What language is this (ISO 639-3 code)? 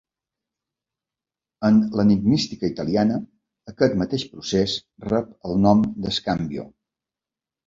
cat